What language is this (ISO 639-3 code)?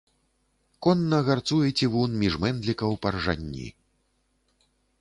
bel